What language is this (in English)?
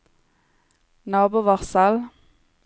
Norwegian